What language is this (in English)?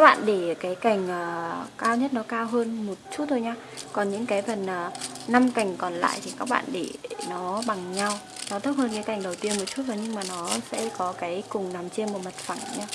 Vietnamese